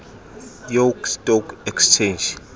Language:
Xhosa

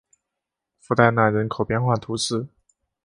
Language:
Chinese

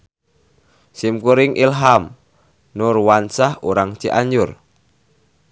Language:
Sundanese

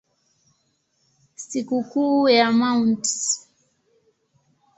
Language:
Swahili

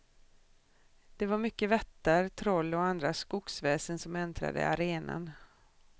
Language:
Swedish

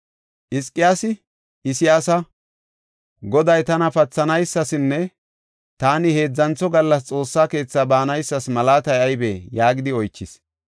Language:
Gofa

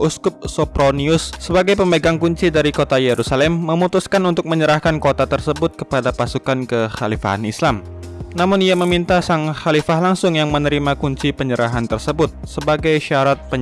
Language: Indonesian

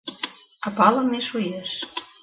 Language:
Mari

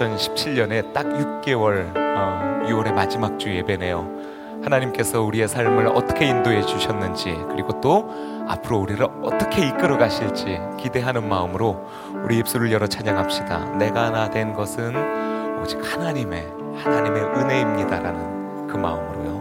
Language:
Korean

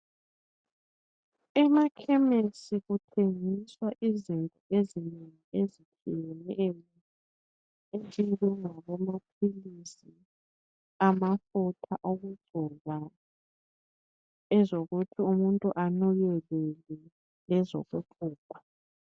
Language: North Ndebele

